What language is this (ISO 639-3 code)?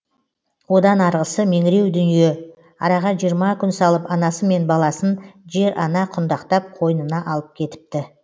kaz